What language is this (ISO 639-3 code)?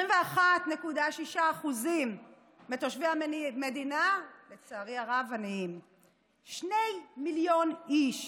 heb